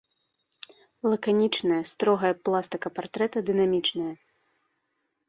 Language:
Belarusian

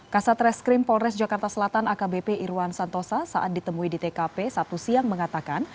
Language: Indonesian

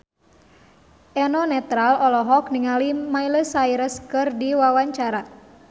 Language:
Sundanese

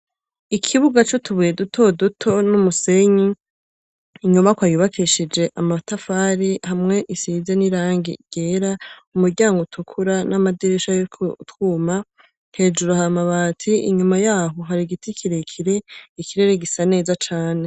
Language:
Rundi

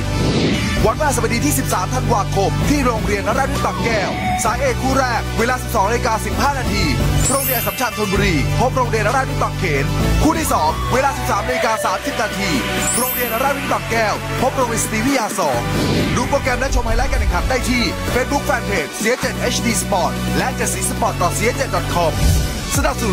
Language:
Thai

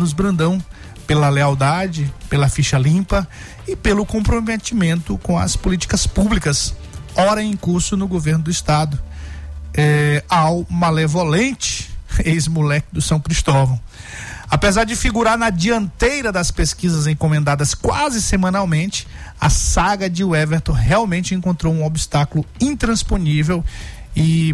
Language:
Portuguese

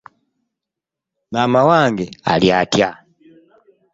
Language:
Ganda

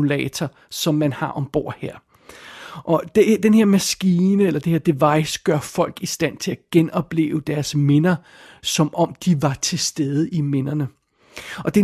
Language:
Danish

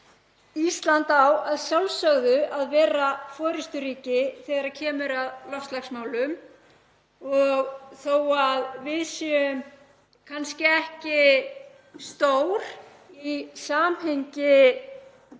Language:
Icelandic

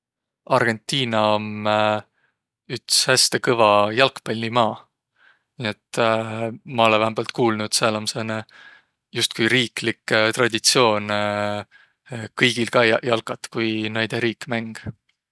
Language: Võro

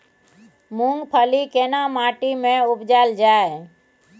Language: Maithili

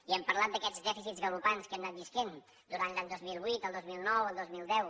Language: Catalan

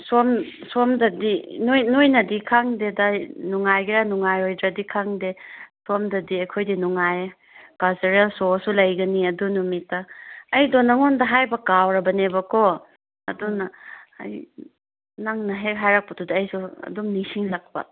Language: Manipuri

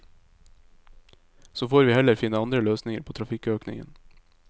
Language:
Norwegian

